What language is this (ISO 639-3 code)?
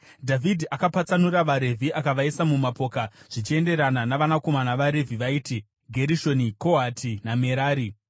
sna